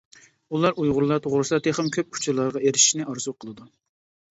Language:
Uyghur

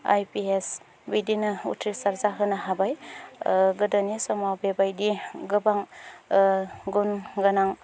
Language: Bodo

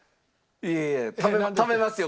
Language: Japanese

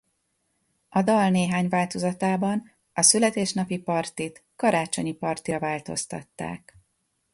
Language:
Hungarian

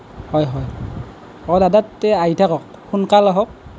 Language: Assamese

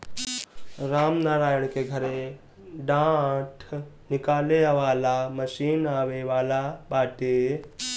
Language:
Bhojpuri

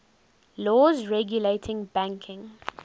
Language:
English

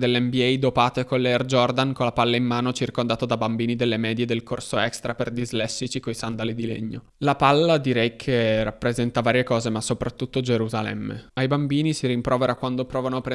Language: Italian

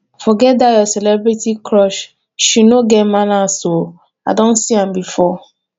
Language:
Nigerian Pidgin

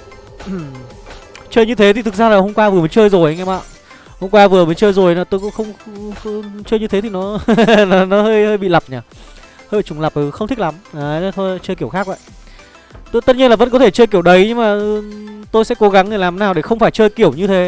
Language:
Vietnamese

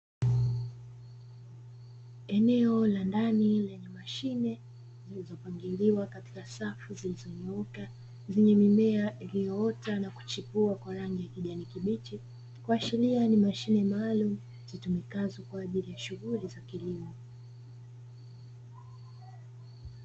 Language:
Swahili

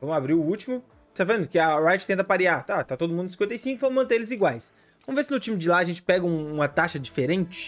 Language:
Portuguese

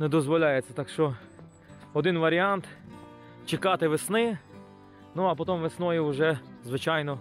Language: Ukrainian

